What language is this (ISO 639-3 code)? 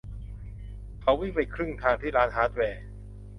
tha